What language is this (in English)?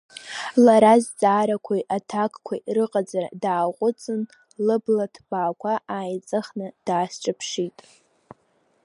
Abkhazian